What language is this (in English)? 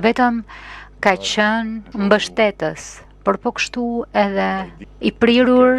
Romanian